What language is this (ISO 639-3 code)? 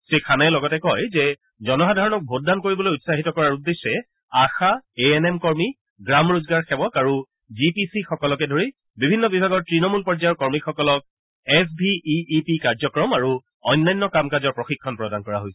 asm